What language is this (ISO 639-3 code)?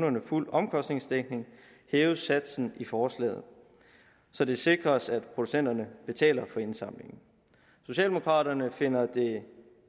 dan